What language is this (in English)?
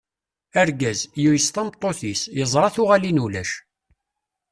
Kabyle